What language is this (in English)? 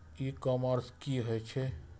Maithili